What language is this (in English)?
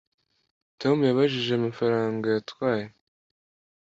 Kinyarwanda